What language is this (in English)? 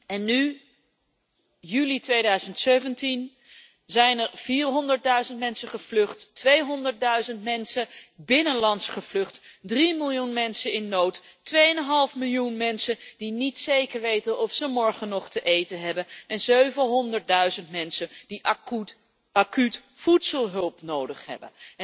Dutch